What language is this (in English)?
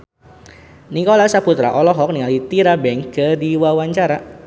Sundanese